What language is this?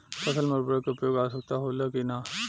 Bhojpuri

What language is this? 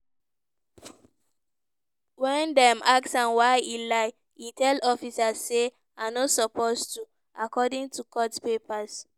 Nigerian Pidgin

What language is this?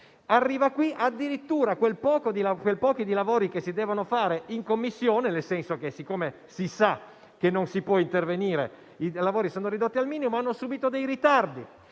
Italian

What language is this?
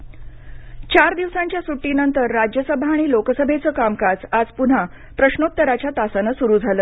Marathi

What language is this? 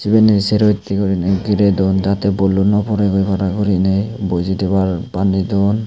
Chakma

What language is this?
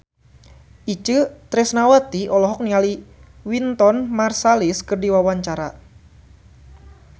Sundanese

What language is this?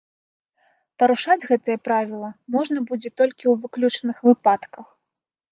Belarusian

